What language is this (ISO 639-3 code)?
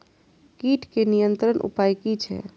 mai